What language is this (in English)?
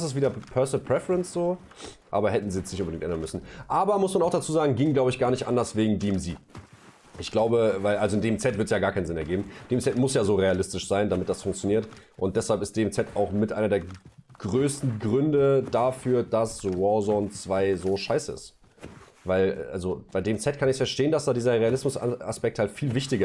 German